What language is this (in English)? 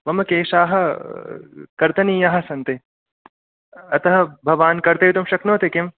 Sanskrit